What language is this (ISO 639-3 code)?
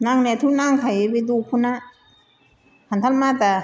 brx